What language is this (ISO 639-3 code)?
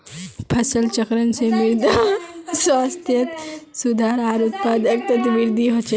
mag